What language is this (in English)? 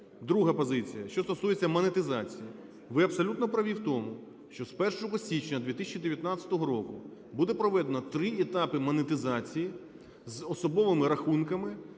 Ukrainian